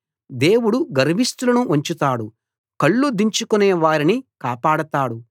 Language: Telugu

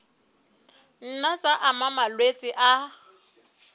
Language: Southern Sotho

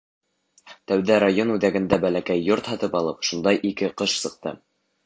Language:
Bashkir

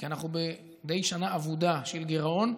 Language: Hebrew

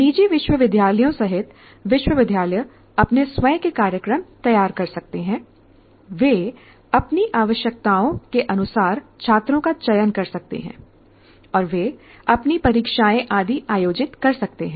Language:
Hindi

